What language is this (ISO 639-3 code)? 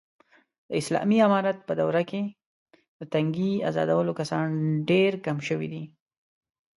pus